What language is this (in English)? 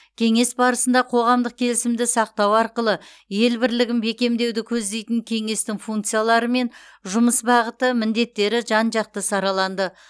Kazakh